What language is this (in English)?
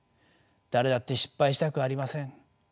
Japanese